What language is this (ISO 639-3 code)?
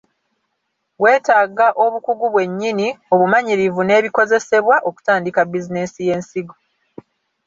lug